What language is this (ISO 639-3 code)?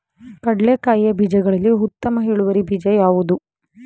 kan